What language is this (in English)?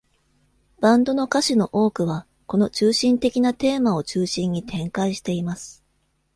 Japanese